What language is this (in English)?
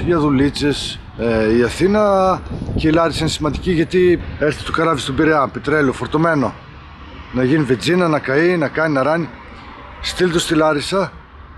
Greek